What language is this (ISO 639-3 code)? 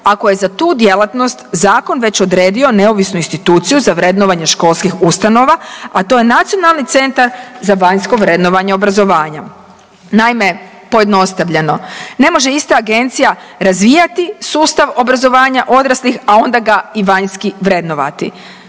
hrv